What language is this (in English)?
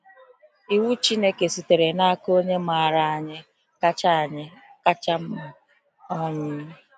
Igbo